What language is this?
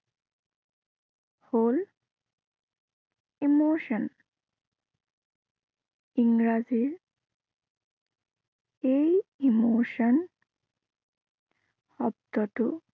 Assamese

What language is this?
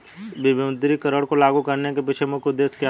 Hindi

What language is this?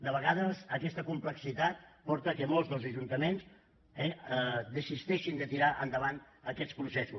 Catalan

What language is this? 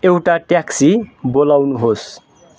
Nepali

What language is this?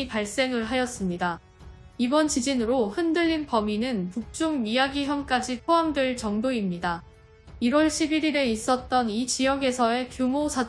Korean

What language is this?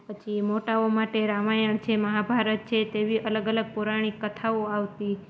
Gujarati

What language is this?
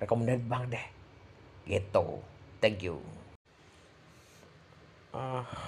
Indonesian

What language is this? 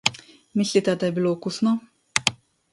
Slovenian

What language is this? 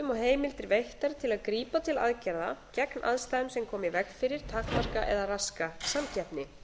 Icelandic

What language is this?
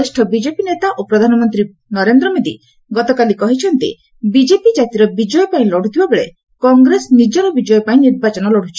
Odia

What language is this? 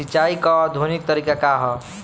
Bhojpuri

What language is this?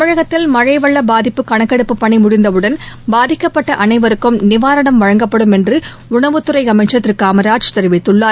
Tamil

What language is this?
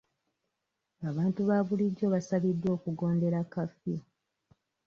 Ganda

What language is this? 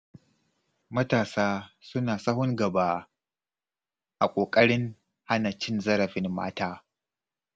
Hausa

